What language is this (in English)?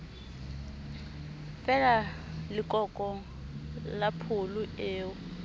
Southern Sotho